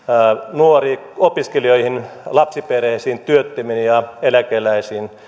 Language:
Finnish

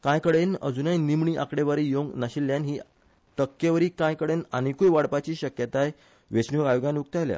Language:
Konkani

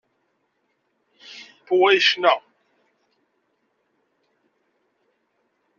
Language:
Kabyle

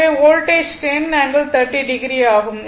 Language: Tamil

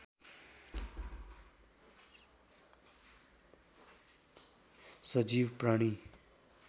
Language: Nepali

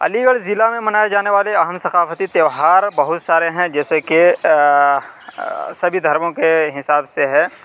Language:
Urdu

